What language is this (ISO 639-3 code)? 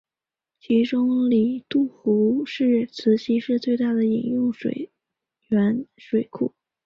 zho